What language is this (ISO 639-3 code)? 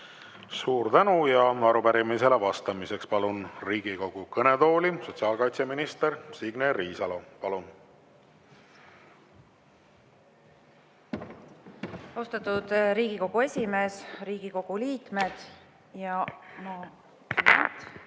est